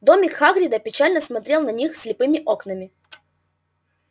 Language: Russian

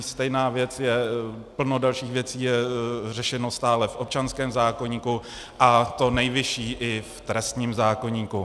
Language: Czech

